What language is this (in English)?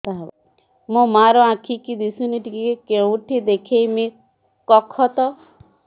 Odia